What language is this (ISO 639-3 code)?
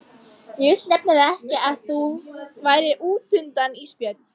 isl